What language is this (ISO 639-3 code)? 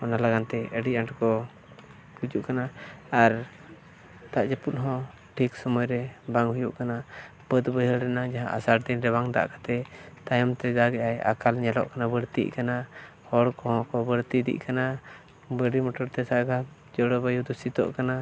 sat